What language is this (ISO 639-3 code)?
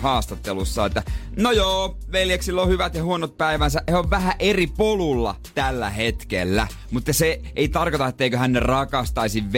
fin